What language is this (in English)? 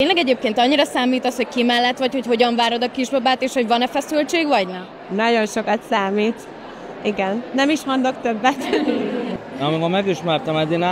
Hungarian